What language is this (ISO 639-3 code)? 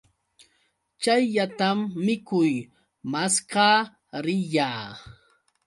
qux